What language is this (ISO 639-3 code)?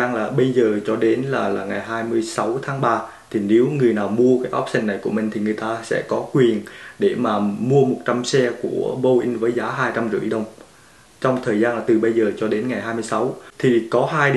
vie